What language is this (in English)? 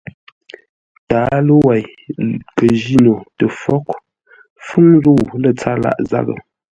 Ngombale